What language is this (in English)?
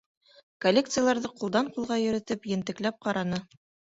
Bashkir